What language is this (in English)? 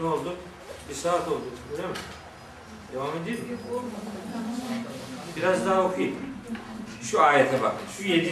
Turkish